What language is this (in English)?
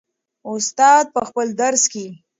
Pashto